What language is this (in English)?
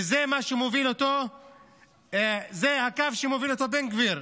Hebrew